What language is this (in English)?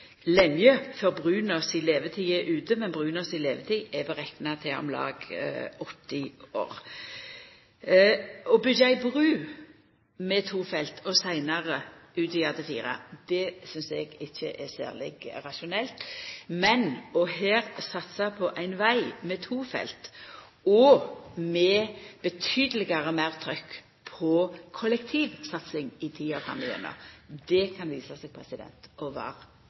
Norwegian Nynorsk